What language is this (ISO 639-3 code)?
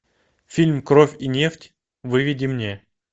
rus